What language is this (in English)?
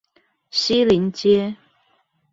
Chinese